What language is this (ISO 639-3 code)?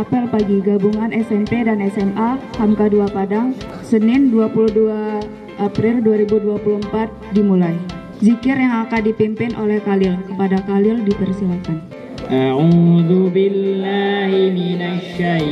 ind